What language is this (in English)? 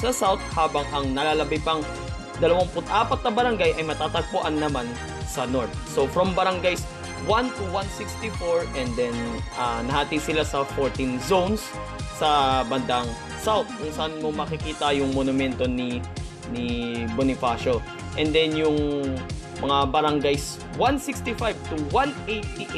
Filipino